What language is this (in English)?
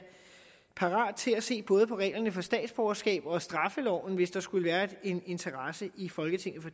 Danish